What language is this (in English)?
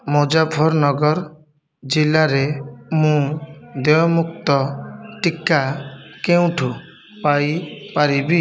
Odia